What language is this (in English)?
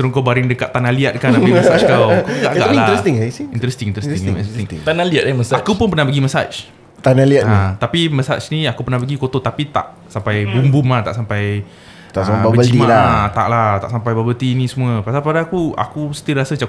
Malay